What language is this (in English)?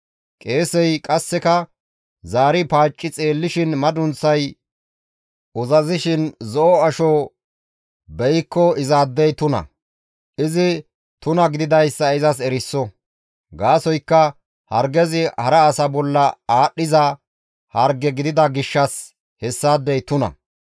Gamo